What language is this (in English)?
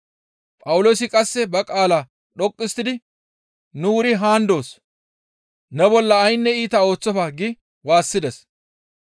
Gamo